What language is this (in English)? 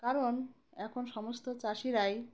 Bangla